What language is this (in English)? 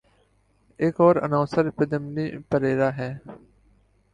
Urdu